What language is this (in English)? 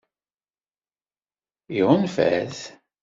Kabyle